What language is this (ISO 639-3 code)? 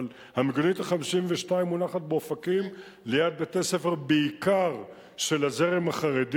heb